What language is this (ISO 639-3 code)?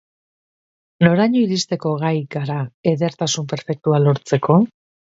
eus